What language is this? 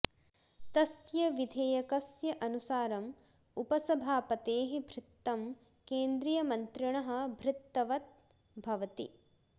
Sanskrit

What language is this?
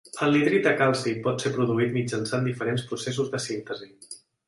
Catalan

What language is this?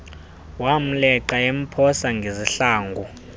Xhosa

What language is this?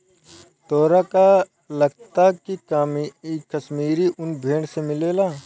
Bhojpuri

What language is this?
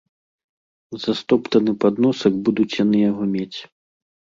Belarusian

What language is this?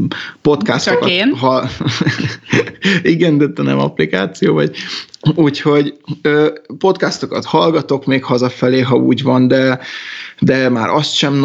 Hungarian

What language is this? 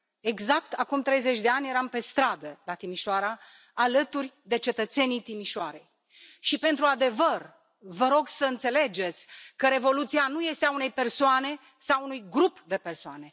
Romanian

